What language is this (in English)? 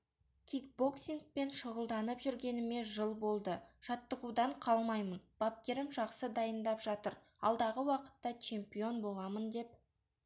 Kazakh